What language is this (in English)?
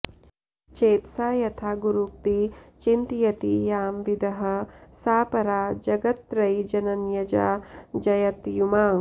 Sanskrit